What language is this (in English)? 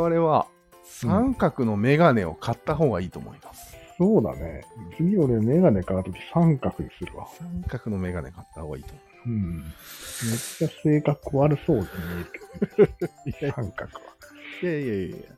Japanese